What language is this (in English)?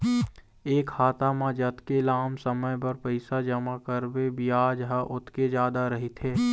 Chhattisgarhi